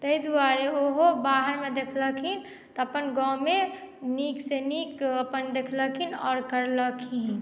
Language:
Maithili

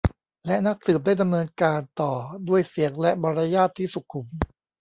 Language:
Thai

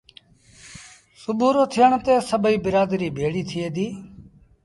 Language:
Sindhi Bhil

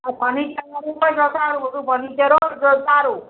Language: Gujarati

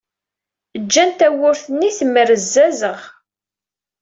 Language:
Kabyle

